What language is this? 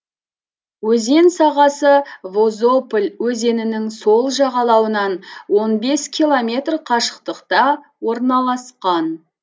Kazakh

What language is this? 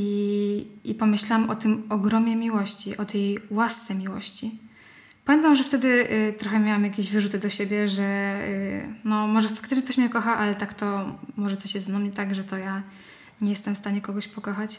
Polish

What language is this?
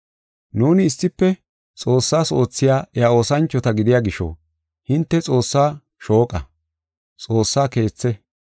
Gofa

